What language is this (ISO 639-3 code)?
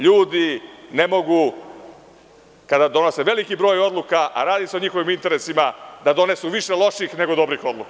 srp